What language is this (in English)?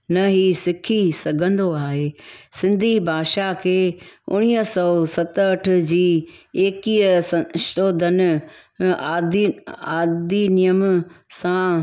Sindhi